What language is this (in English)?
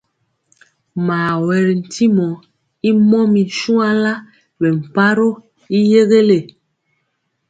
Mpiemo